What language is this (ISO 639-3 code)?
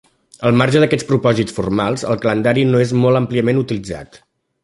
cat